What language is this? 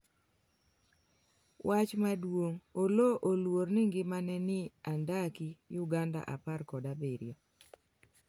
Luo (Kenya and Tanzania)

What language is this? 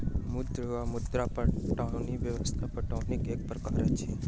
Maithili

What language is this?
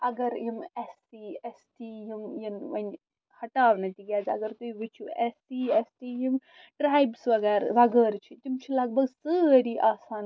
Kashmiri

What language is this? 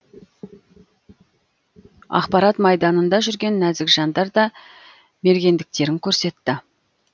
Kazakh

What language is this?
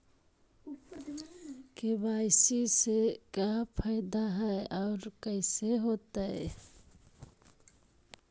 Magahi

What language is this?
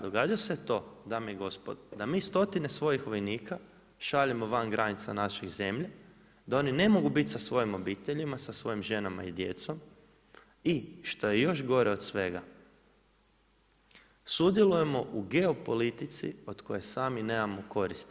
Croatian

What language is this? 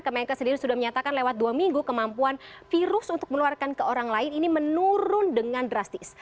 Indonesian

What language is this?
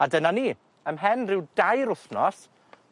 Welsh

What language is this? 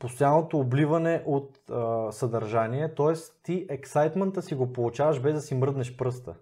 Bulgarian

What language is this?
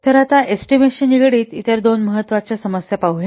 Marathi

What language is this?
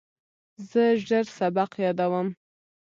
Pashto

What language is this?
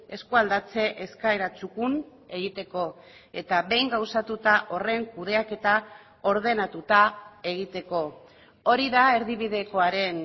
Basque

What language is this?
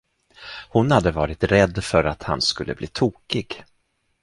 Swedish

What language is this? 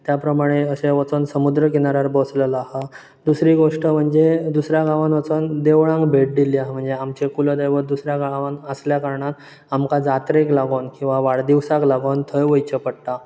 Konkani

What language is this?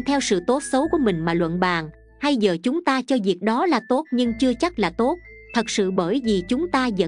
Vietnamese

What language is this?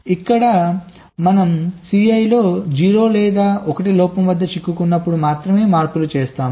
Telugu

